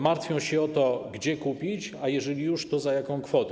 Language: Polish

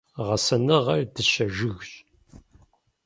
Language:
Kabardian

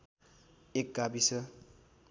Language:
Nepali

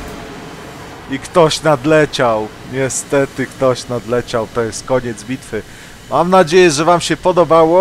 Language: Polish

